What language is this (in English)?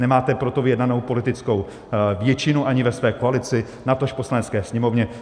Czech